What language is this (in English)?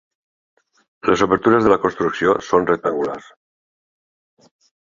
Catalan